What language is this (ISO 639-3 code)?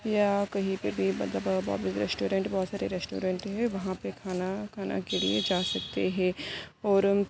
urd